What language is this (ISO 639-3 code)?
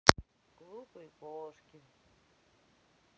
rus